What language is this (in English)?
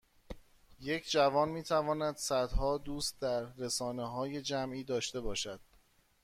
Persian